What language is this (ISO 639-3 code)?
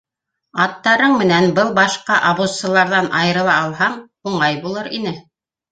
bak